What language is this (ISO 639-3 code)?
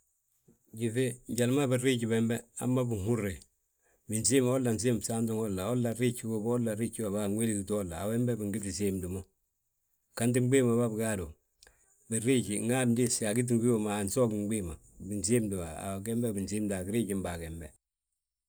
bjt